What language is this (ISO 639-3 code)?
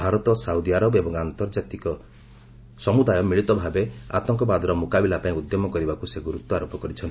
ori